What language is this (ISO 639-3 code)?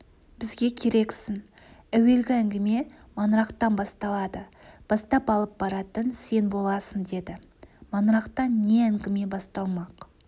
kaz